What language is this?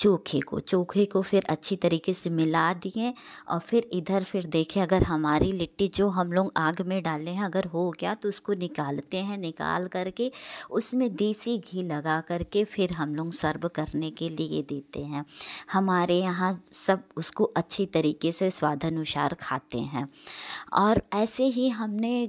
Hindi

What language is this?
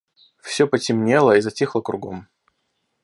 Russian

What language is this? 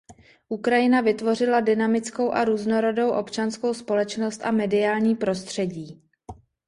Czech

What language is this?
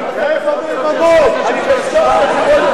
Hebrew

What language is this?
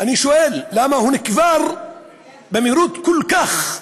Hebrew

